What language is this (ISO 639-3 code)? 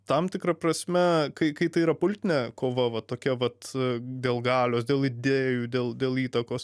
lit